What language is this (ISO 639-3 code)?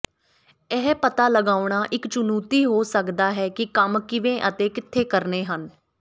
pan